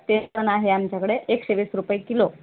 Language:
Marathi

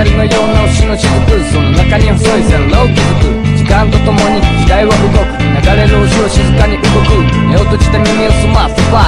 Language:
Romanian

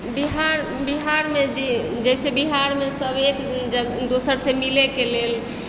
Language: Maithili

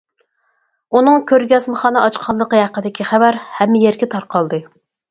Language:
Uyghur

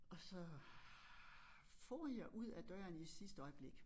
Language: Danish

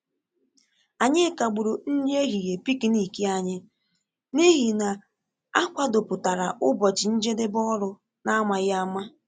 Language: Igbo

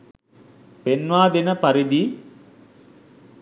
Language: Sinhala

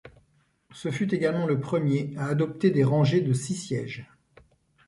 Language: French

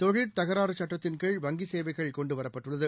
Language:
Tamil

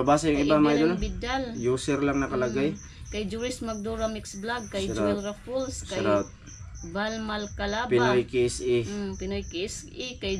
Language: Filipino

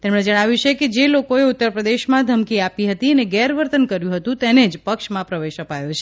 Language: Gujarati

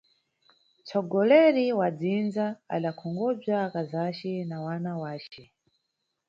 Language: Nyungwe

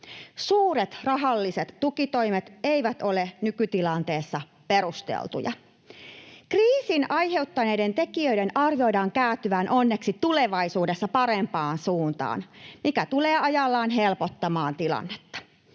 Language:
Finnish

